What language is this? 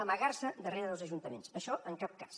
Catalan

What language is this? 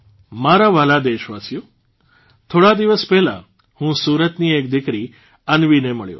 Gujarati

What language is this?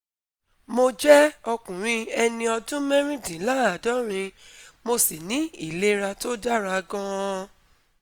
Yoruba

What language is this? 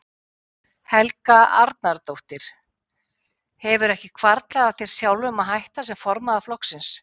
Icelandic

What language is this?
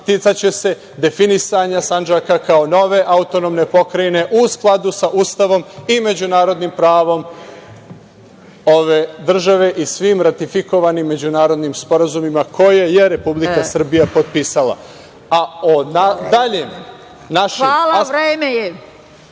Serbian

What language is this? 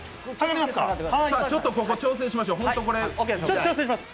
Japanese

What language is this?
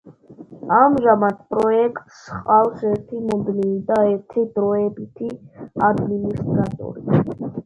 Georgian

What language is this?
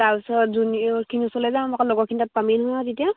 Assamese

